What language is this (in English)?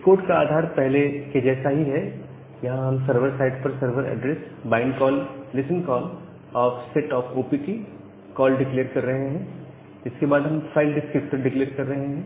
Hindi